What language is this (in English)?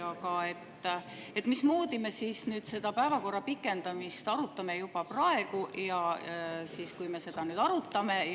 Estonian